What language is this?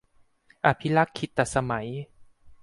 Thai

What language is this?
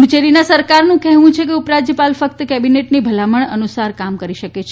Gujarati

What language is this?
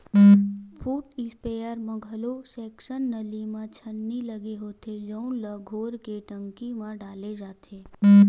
Chhattisgarhi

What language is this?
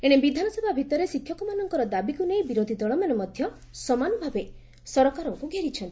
Odia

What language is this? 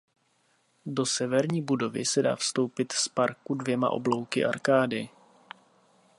Czech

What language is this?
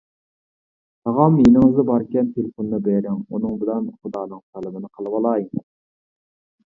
Uyghur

